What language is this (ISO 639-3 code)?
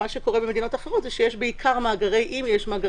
heb